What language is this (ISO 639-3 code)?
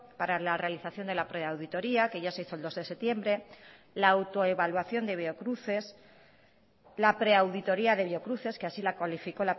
spa